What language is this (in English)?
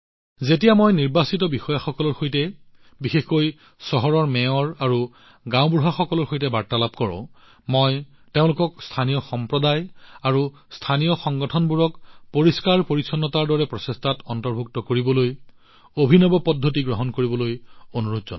Assamese